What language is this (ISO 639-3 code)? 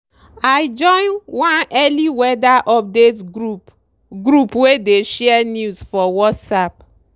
pcm